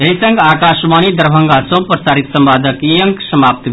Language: Maithili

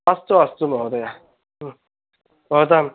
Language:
Sanskrit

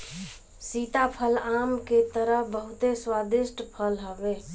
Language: Bhojpuri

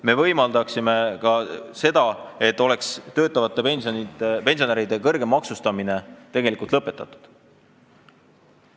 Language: Estonian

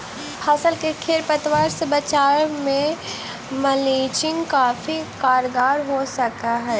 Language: Magahi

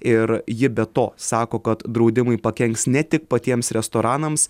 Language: Lithuanian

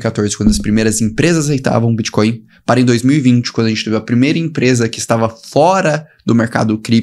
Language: Portuguese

